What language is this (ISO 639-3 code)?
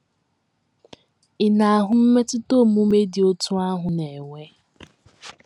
ibo